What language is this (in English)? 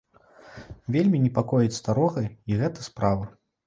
Belarusian